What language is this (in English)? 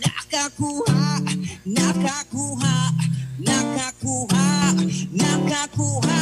Filipino